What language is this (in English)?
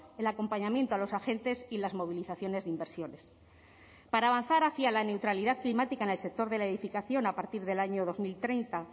Spanish